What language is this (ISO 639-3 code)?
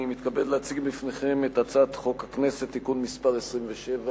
heb